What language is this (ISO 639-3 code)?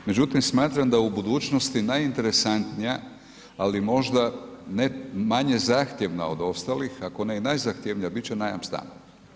hrv